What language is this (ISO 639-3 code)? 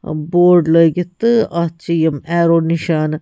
kas